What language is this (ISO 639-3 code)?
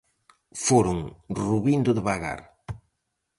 glg